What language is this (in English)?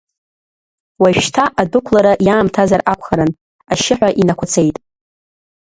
Abkhazian